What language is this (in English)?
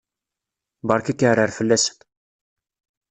Kabyle